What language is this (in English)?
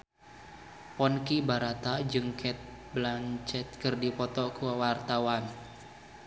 Sundanese